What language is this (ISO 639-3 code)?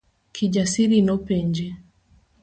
luo